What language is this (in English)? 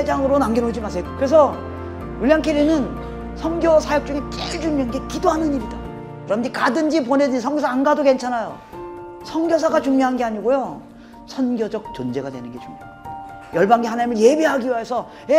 Korean